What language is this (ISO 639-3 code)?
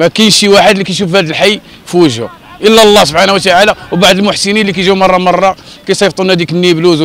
ara